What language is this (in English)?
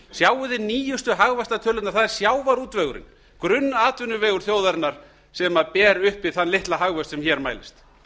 Icelandic